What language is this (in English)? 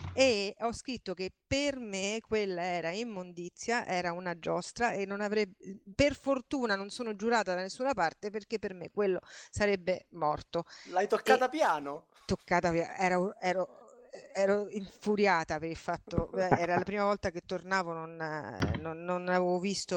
Italian